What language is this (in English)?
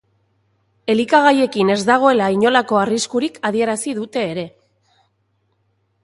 Basque